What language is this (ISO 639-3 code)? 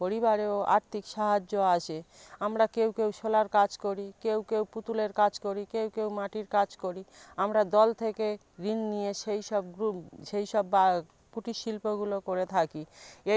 ben